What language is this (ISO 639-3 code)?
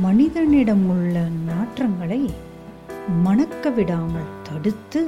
tam